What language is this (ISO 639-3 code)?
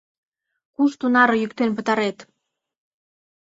chm